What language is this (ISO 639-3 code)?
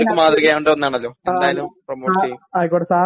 mal